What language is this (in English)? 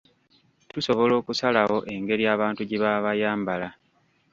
Ganda